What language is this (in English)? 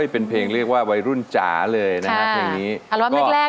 Thai